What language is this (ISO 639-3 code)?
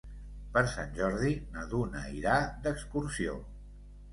cat